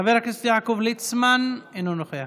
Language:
Hebrew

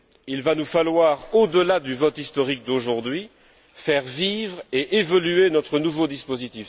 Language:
French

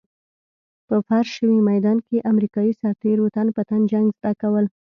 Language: Pashto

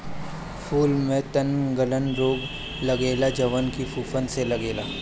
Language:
Bhojpuri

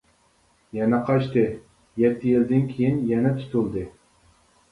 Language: Uyghur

